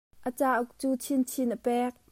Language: Hakha Chin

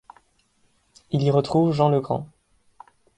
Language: French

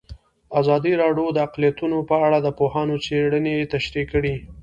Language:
Pashto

